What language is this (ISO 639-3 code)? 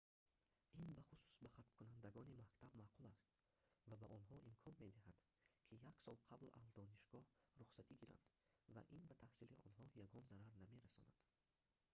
tgk